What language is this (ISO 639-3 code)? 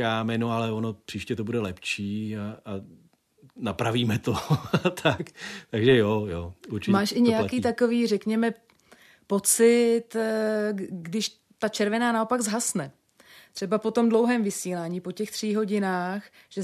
ces